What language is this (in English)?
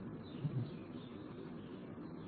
Gujarati